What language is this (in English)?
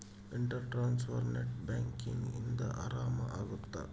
Kannada